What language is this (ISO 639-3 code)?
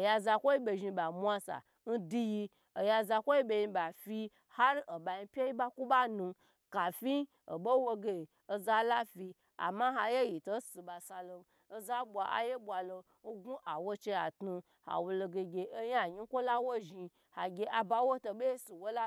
gbr